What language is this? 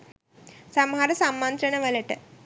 Sinhala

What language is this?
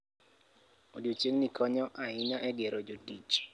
Luo (Kenya and Tanzania)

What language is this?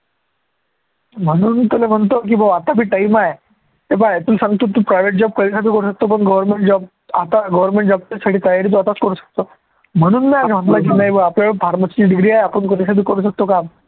Marathi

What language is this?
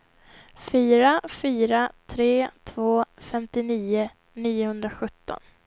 Swedish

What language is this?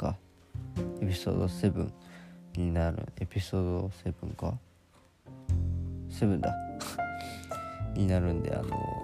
Japanese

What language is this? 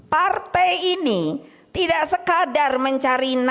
Indonesian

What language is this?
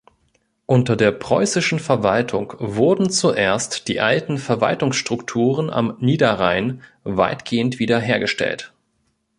German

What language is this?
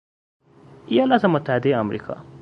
Persian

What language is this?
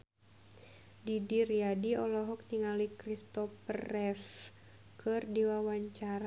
Sundanese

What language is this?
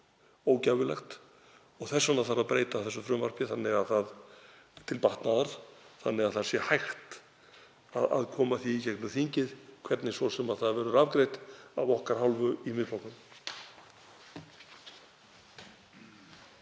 Icelandic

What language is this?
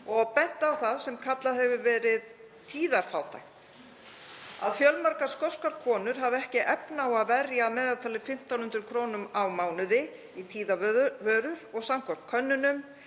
Icelandic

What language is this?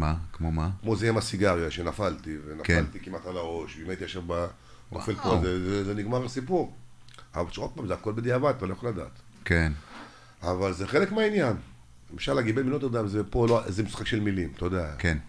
Hebrew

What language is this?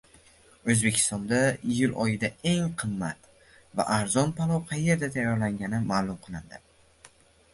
Uzbek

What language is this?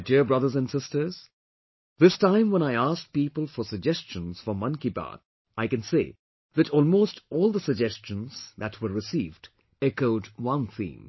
English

